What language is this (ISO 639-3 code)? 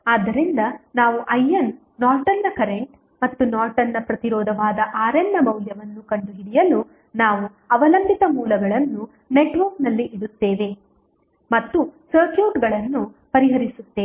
kan